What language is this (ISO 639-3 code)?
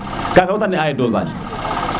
srr